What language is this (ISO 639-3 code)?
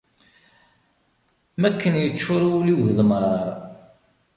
kab